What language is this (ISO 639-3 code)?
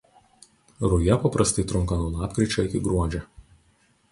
lit